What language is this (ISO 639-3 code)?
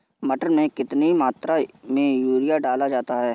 hin